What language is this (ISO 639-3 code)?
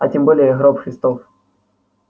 rus